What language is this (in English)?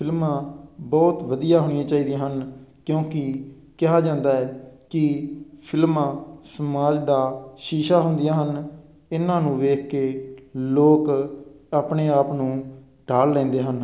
Punjabi